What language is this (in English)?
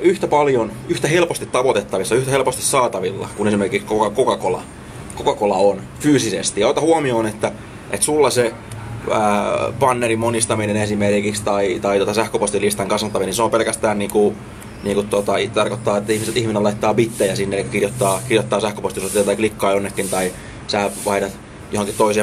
Finnish